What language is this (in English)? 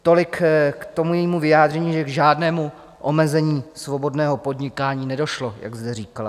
Czech